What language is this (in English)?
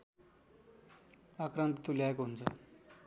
Nepali